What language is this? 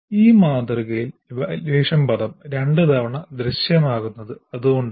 Malayalam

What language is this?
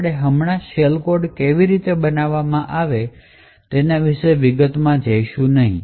Gujarati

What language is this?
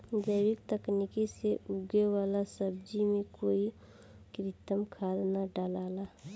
Bhojpuri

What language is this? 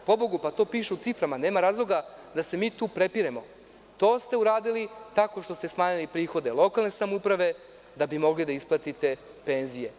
Serbian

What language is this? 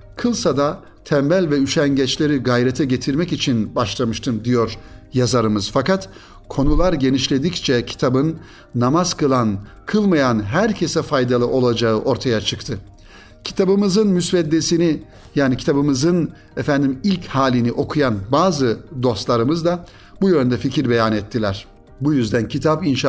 Turkish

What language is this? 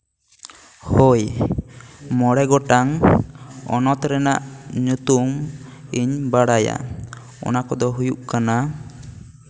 Santali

